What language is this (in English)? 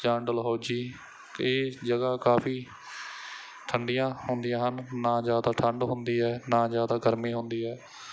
Punjabi